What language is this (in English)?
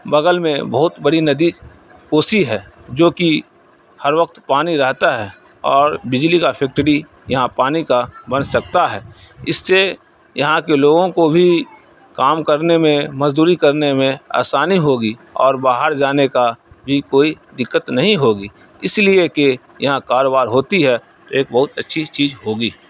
Urdu